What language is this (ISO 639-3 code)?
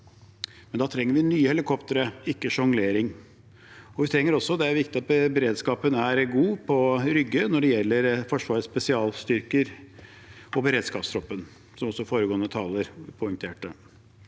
nor